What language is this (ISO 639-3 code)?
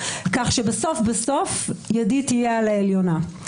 heb